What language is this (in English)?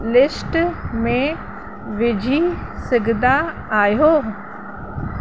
Sindhi